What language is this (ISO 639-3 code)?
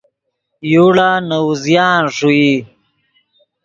ydg